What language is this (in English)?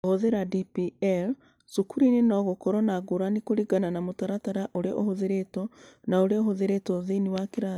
Kikuyu